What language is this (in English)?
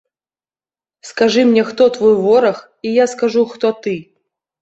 Belarusian